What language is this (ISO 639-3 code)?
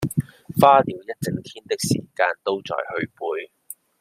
zho